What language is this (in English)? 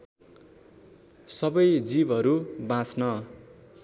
Nepali